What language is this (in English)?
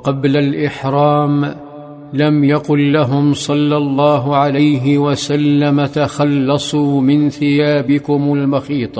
Arabic